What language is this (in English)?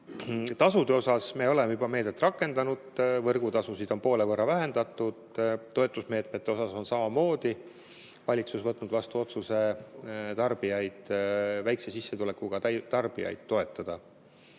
Estonian